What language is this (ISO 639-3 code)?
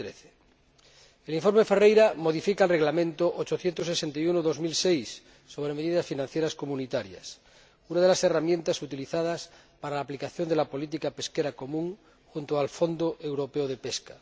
spa